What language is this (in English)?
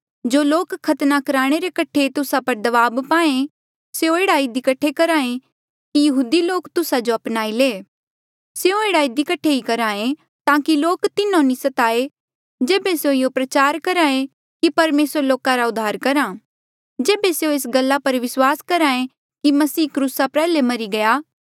Mandeali